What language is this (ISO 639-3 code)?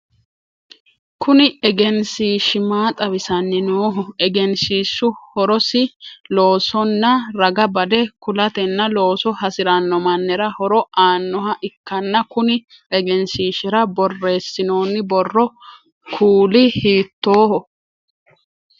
sid